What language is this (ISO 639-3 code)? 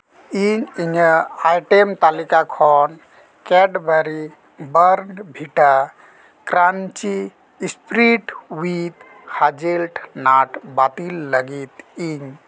sat